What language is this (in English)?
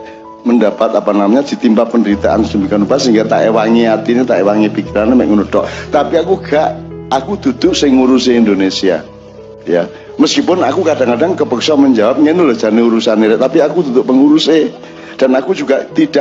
Indonesian